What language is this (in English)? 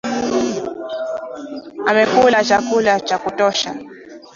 Swahili